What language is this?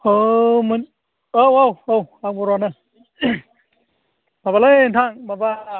Bodo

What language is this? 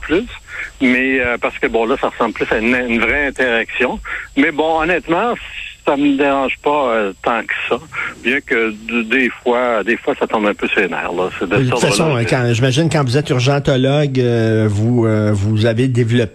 French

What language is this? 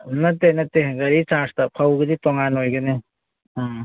Manipuri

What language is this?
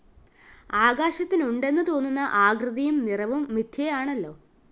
Malayalam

